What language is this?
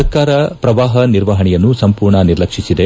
Kannada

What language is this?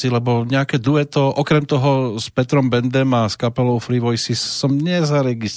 Slovak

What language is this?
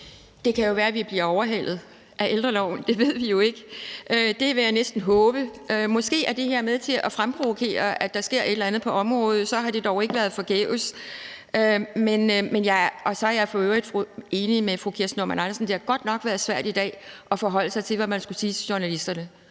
Danish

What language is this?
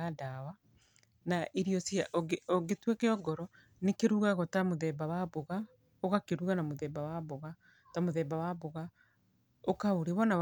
Kikuyu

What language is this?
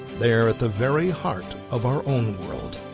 English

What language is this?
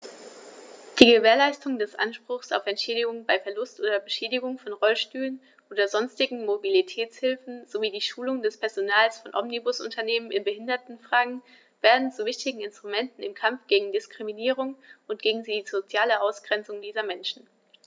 German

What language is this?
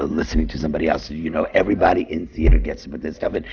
English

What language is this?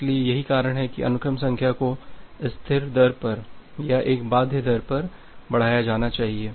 Hindi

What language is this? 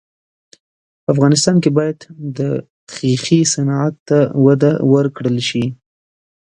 Pashto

